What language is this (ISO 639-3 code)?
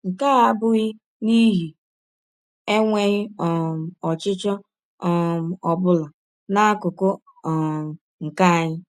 ibo